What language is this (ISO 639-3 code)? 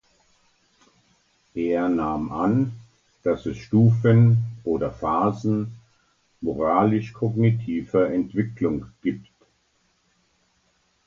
deu